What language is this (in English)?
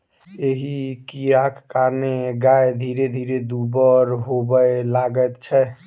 Maithili